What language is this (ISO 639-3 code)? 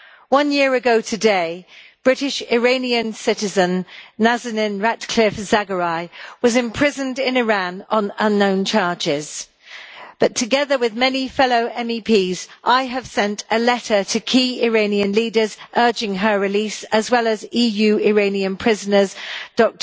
eng